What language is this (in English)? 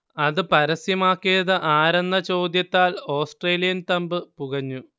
Malayalam